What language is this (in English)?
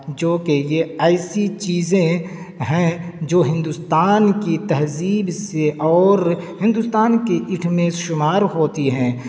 Urdu